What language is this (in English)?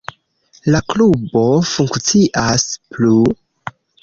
Esperanto